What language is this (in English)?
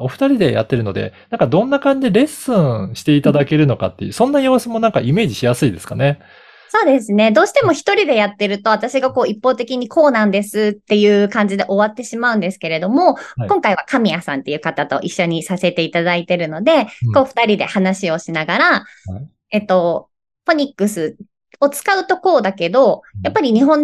Japanese